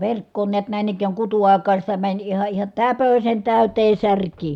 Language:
Finnish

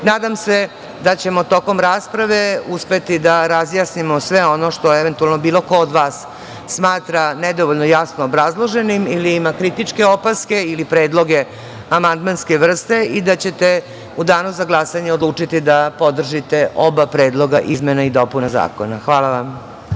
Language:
Serbian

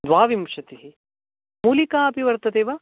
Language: Sanskrit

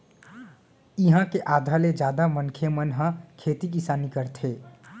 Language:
Chhattisgarhi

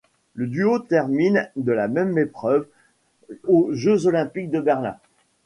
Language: French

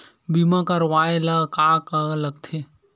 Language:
Chhattisgarhi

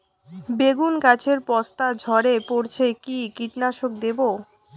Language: Bangla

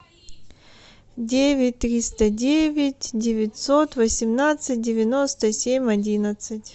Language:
Russian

